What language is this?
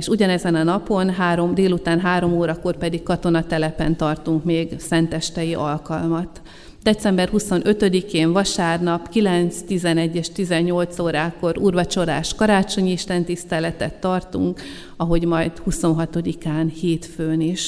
Hungarian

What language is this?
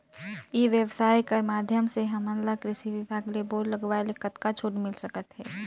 Chhattisgarhi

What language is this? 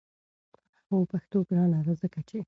Pashto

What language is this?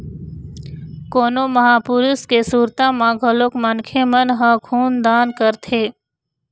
Chhattisgarhi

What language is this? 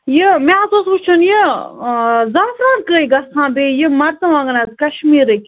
Kashmiri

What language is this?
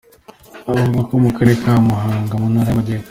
Kinyarwanda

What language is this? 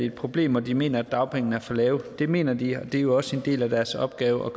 Danish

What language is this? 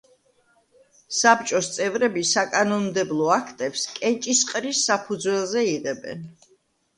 Georgian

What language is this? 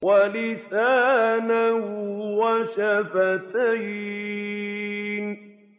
Arabic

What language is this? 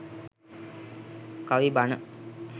Sinhala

